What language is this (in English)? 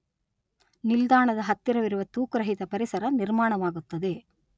Kannada